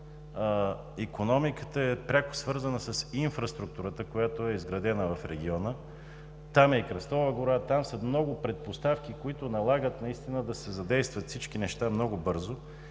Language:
Bulgarian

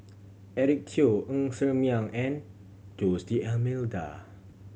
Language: English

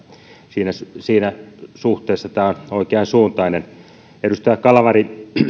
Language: Finnish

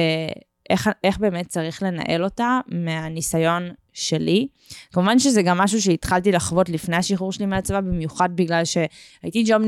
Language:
Hebrew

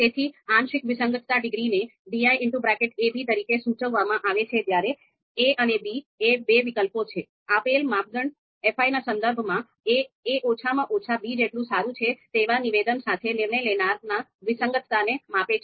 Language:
Gujarati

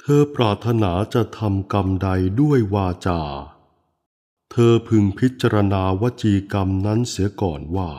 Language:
Thai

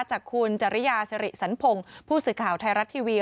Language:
Thai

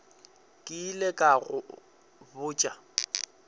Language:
Northern Sotho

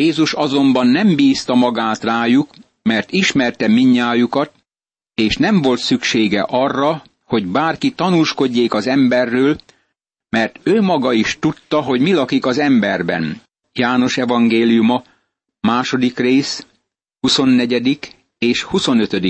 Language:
Hungarian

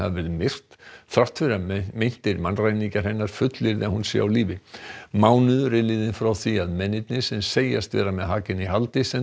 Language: Icelandic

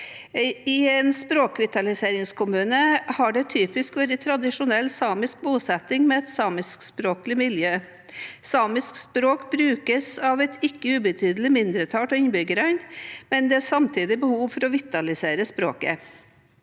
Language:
Norwegian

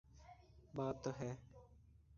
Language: Urdu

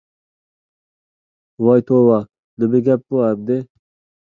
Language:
Uyghur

